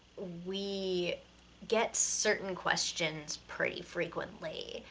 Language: English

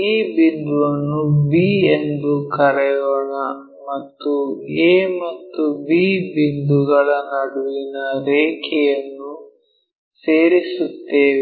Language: Kannada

